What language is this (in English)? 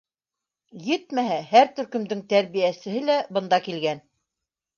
Bashkir